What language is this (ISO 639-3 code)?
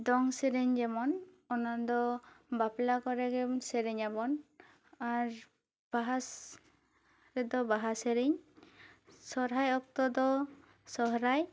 sat